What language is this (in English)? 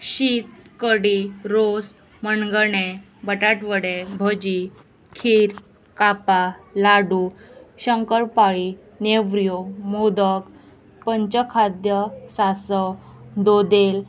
Konkani